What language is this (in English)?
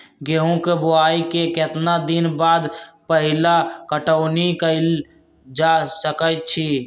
Magahi